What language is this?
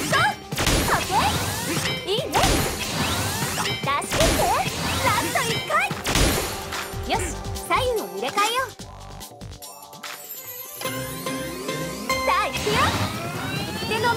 Japanese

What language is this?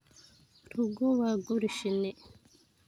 Somali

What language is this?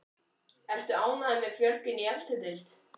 Icelandic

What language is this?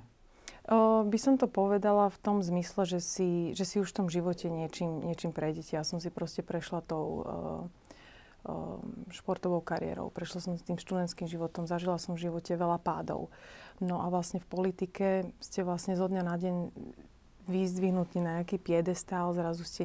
Slovak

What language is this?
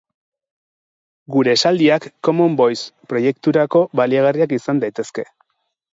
Basque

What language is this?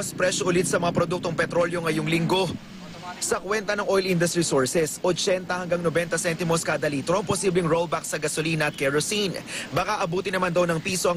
Filipino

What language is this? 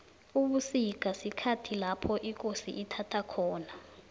South Ndebele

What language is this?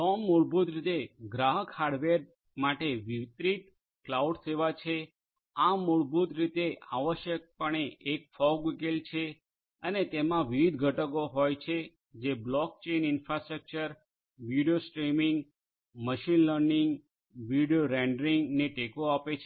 Gujarati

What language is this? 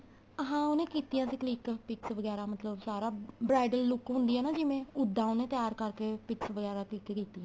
Punjabi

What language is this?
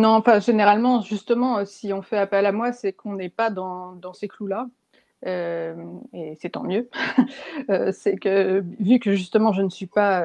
French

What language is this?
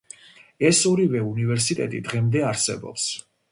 Georgian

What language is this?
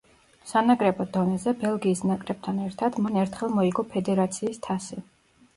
Georgian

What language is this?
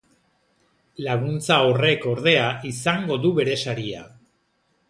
Basque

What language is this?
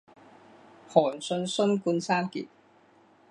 Chinese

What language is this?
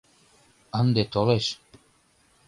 Mari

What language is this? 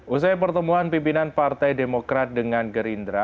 Indonesian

